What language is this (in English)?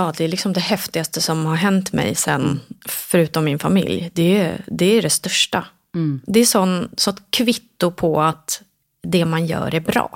Swedish